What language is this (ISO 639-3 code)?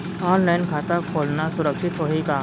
hne